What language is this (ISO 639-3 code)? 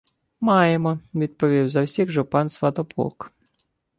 ukr